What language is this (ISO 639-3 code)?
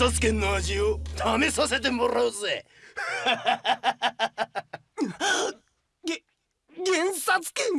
jpn